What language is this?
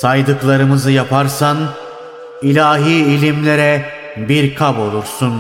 Turkish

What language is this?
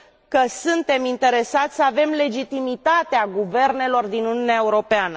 Romanian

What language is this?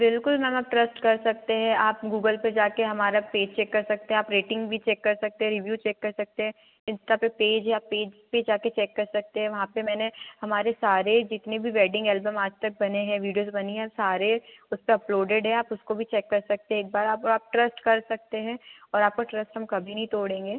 Hindi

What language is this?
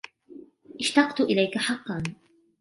Arabic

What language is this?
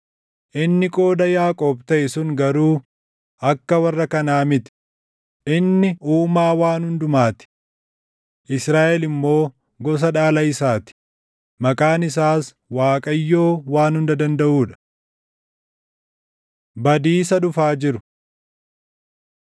Oromo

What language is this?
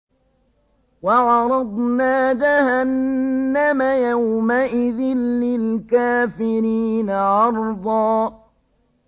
Arabic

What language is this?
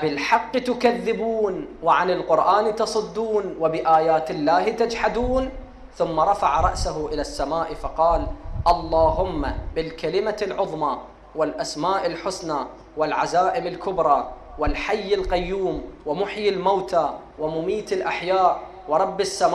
Arabic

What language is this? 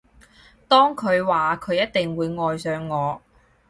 Cantonese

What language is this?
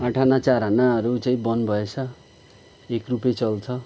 Nepali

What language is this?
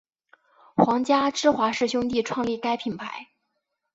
Chinese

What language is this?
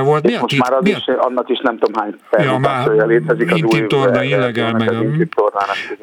Hungarian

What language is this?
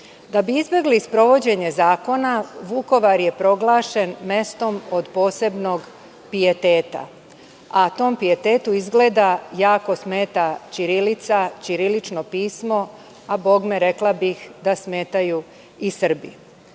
Serbian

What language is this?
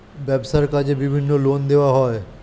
Bangla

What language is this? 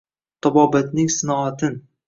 Uzbek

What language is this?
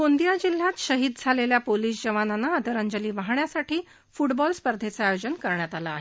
Marathi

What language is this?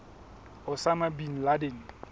Southern Sotho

